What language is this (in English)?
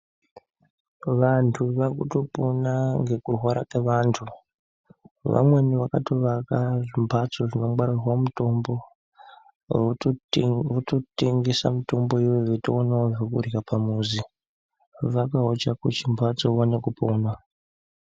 Ndau